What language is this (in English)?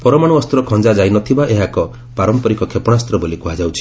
Odia